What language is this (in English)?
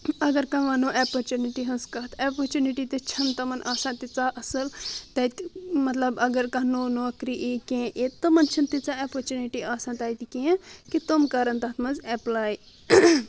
Kashmiri